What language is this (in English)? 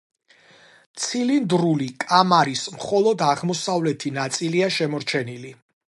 Georgian